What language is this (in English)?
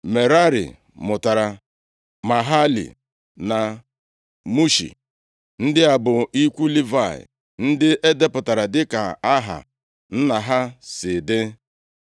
Igbo